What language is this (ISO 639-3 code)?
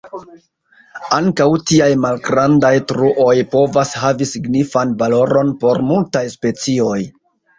epo